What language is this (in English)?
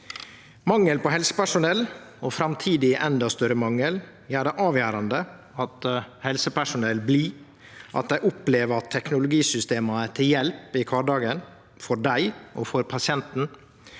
Norwegian